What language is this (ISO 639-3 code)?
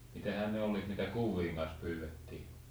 fin